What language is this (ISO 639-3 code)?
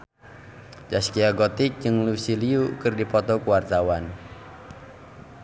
sun